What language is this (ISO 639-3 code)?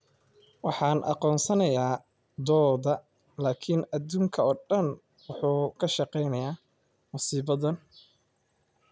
som